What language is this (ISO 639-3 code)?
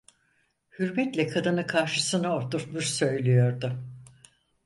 tur